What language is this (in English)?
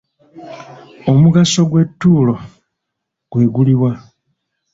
Ganda